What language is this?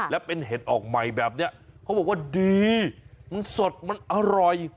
Thai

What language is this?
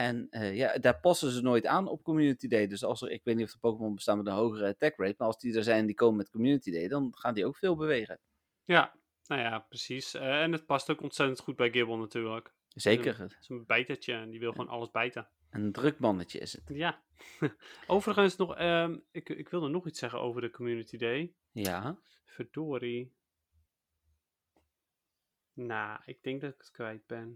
Dutch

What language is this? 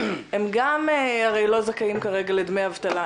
Hebrew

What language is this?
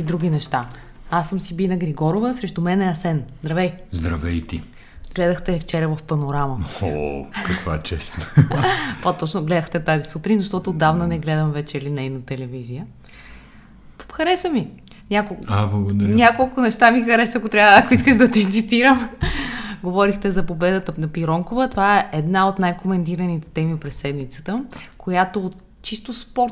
Bulgarian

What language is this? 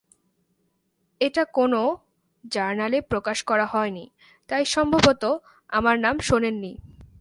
Bangla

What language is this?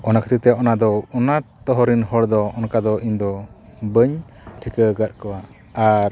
Santali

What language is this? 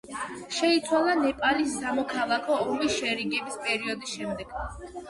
Georgian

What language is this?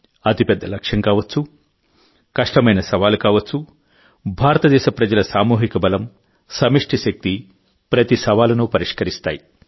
Telugu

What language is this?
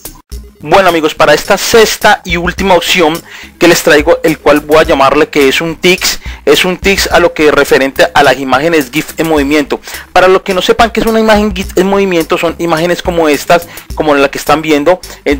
Spanish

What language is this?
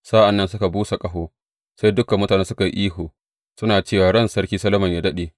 Hausa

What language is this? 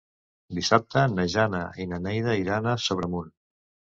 Catalan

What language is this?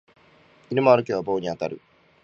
Japanese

